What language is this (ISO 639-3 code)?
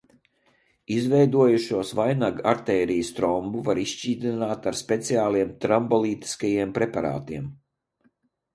lav